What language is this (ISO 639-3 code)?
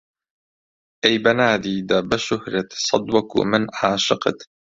ckb